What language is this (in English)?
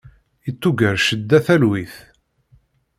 Kabyle